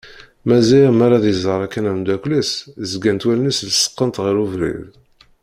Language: Kabyle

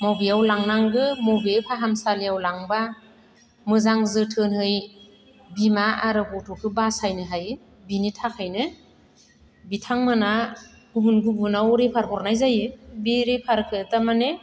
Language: Bodo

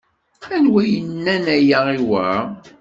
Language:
Kabyle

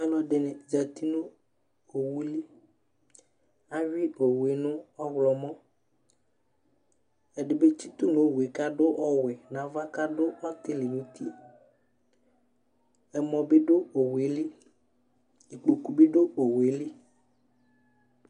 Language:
Ikposo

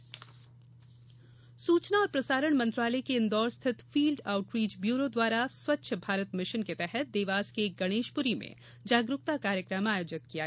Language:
Hindi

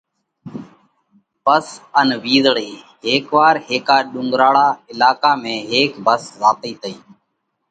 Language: Parkari Koli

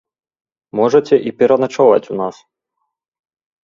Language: Belarusian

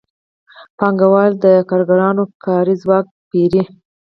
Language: Pashto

